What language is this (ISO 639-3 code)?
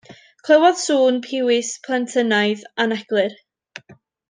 cym